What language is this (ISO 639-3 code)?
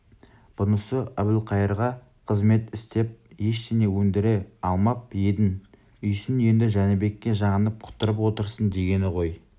kaz